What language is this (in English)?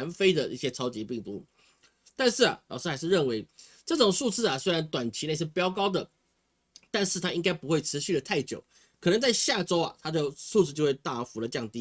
Chinese